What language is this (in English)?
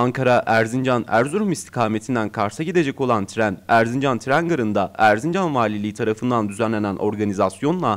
Turkish